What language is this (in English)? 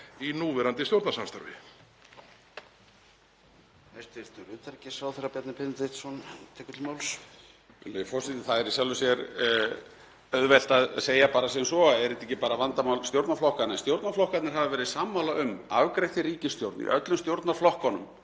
Icelandic